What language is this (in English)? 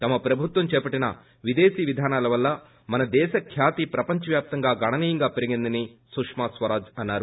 Telugu